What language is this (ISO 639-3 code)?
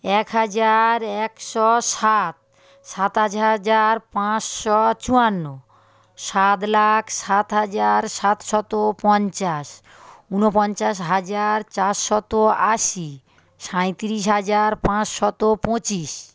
ben